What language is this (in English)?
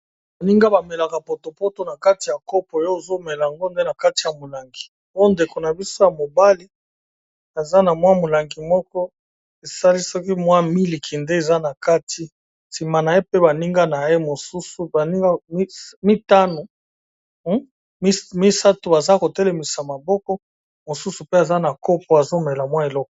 Lingala